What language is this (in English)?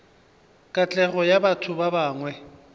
Northern Sotho